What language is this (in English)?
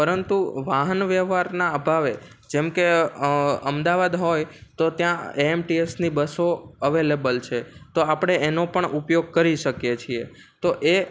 Gujarati